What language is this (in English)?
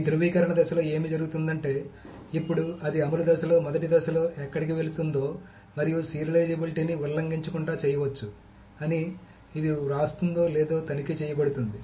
Telugu